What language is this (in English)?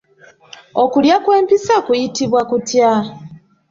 Ganda